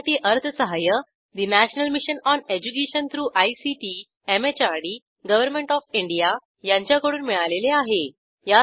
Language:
Marathi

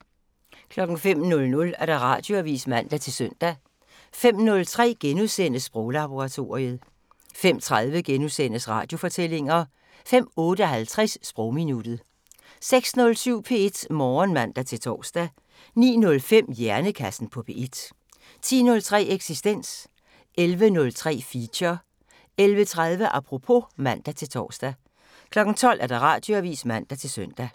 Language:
Danish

